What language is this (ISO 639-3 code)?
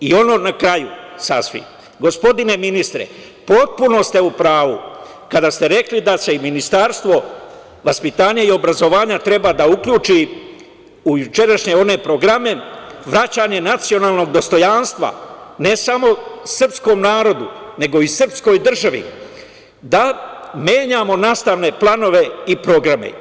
srp